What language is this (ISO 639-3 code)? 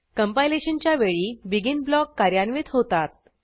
mar